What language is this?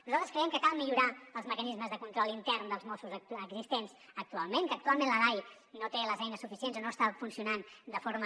Catalan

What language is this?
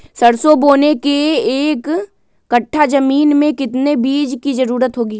Magahi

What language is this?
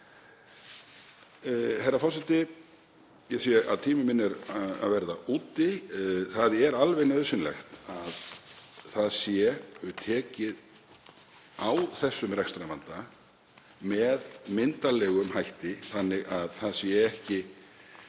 Icelandic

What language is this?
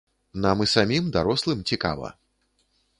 Belarusian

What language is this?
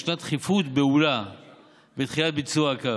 Hebrew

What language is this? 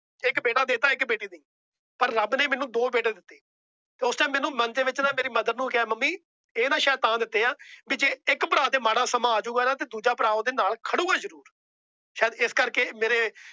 Punjabi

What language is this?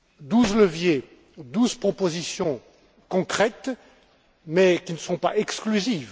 French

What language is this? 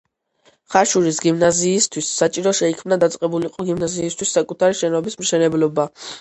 Georgian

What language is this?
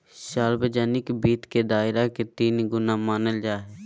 Magahi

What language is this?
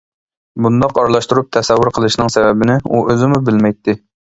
Uyghur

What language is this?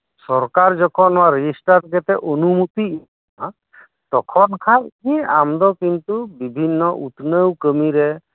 Santali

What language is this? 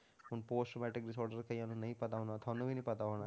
Punjabi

